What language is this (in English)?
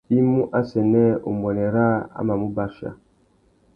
Tuki